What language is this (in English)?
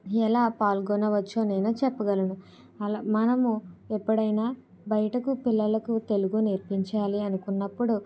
Telugu